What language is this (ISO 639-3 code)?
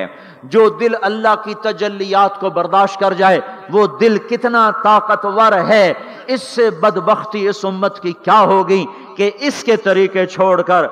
urd